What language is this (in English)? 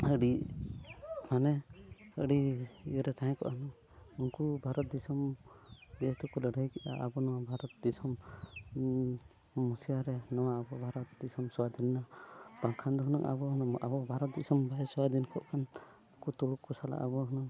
Santali